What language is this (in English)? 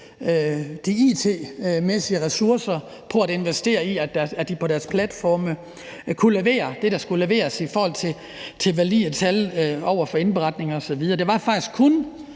Danish